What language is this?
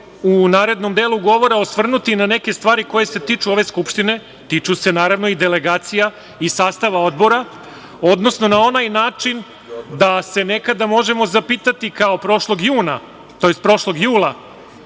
Serbian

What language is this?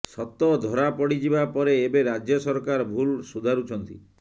Odia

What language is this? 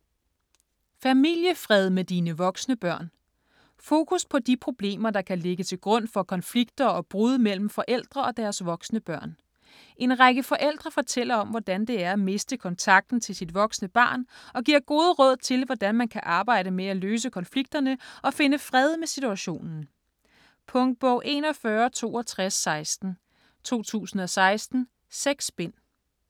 Danish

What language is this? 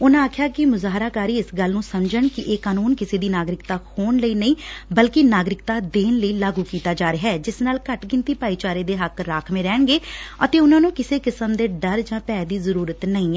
Punjabi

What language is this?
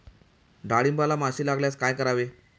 Marathi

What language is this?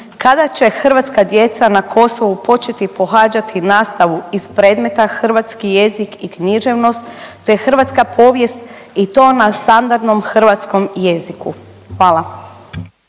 Croatian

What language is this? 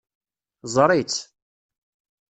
Kabyle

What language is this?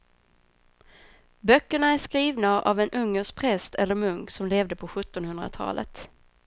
Swedish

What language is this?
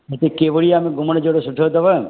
Sindhi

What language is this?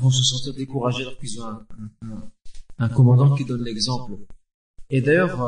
French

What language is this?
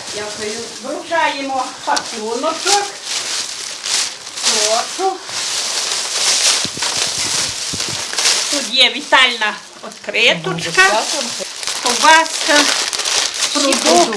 Ukrainian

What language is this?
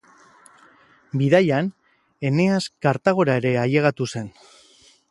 Basque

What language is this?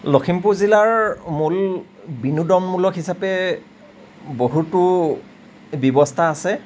Assamese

